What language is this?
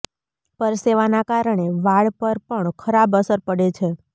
Gujarati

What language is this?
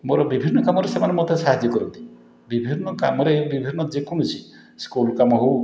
Odia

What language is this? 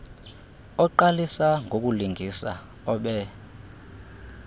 Xhosa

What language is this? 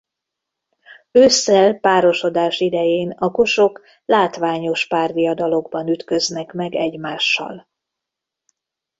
Hungarian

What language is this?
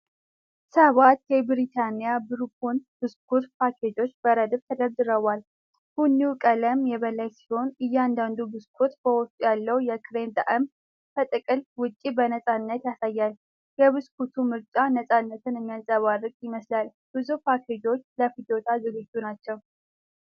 Amharic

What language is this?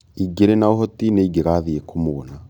Kikuyu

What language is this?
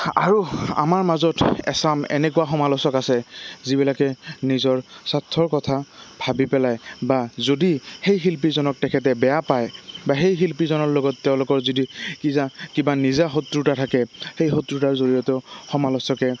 Assamese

